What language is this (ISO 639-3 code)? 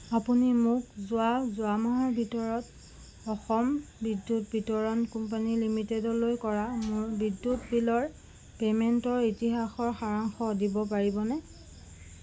asm